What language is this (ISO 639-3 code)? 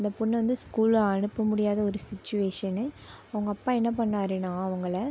tam